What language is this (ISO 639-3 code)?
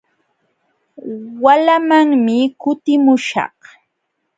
qxw